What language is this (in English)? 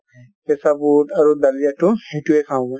Assamese